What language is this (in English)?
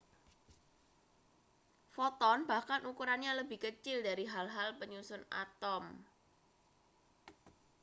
Indonesian